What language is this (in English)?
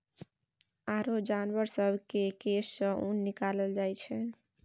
Maithili